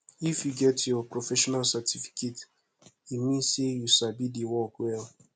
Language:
Nigerian Pidgin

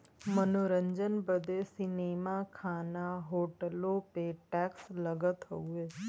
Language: Bhojpuri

